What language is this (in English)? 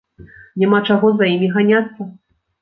Belarusian